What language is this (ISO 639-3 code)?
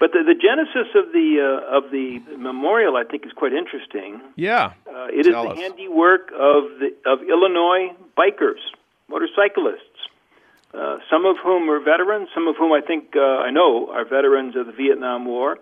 eng